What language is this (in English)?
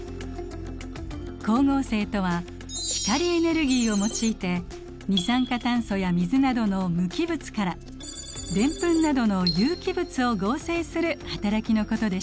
Japanese